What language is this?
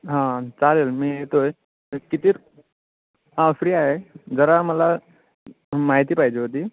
Marathi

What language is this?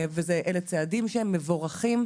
Hebrew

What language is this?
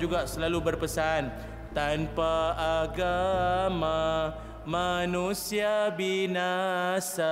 Malay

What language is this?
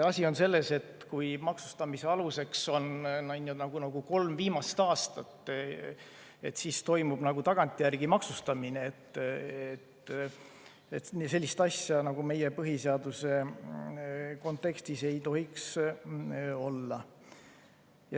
Estonian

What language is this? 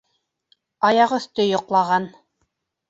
Bashkir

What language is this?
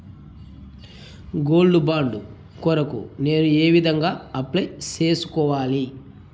Telugu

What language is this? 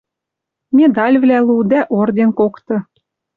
Western Mari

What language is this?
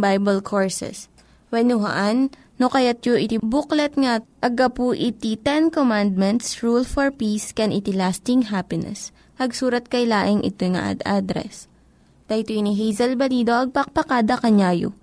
Filipino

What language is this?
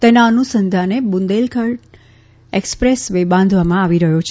Gujarati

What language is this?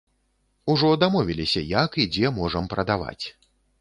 Belarusian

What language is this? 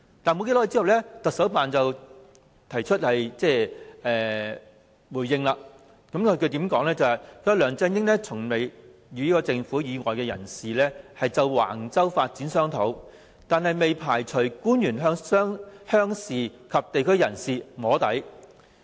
Cantonese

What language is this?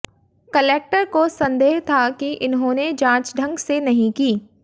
Hindi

